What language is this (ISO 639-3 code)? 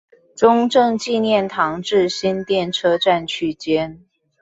zho